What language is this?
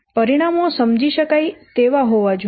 Gujarati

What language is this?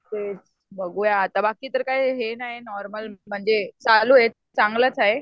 Marathi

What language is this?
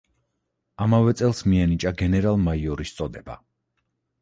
Georgian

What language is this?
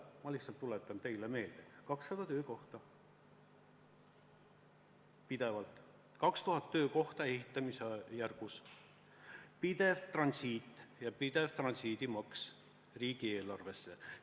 Estonian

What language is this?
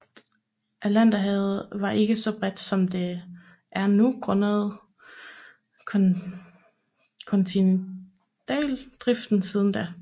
Danish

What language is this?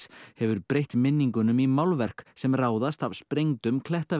Icelandic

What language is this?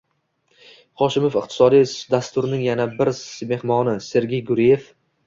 Uzbek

